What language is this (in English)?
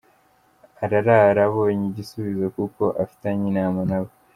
Kinyarwanda